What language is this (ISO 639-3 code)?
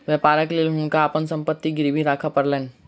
mai